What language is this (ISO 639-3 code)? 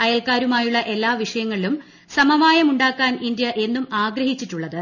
mal